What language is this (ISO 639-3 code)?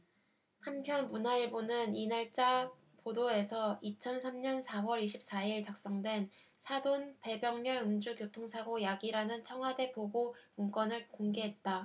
kor